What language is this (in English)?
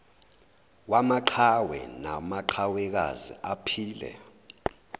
Zulu